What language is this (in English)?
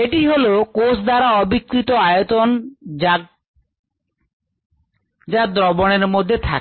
Bangla